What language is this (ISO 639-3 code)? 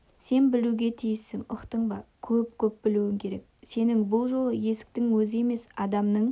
kaz